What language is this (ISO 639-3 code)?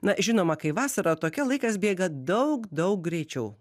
lit